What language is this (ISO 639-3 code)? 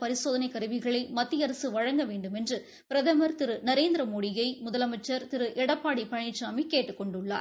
tam